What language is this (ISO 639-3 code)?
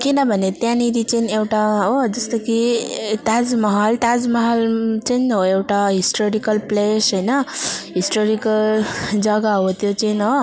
nep